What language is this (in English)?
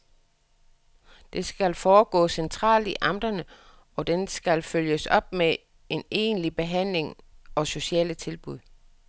Danish